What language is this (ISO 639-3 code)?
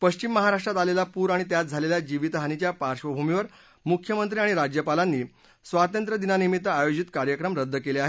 mar